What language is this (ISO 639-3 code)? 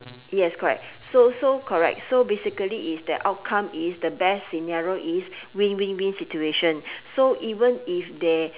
eng